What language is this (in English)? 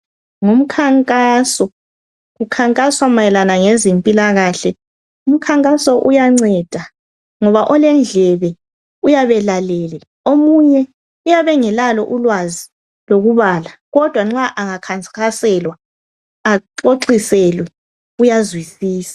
North Ndebele